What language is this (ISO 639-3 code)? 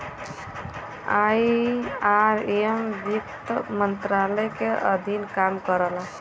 bho